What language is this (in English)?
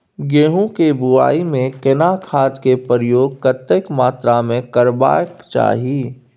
Maithili